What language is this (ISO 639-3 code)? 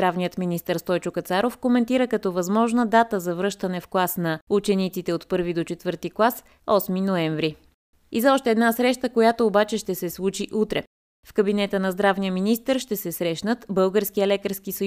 bul